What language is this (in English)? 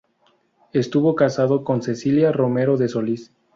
Spanish